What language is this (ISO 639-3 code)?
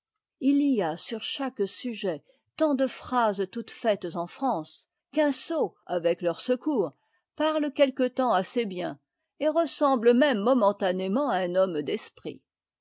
fra